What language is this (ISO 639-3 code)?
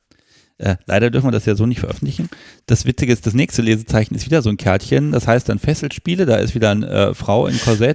deu